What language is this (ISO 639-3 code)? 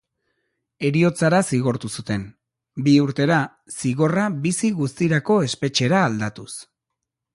eus